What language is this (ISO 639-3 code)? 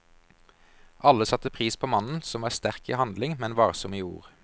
nor